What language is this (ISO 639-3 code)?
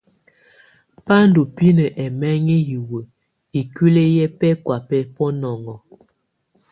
tvu